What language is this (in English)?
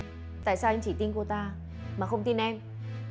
Vietnamese